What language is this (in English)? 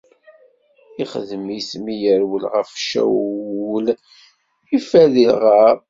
Kabyle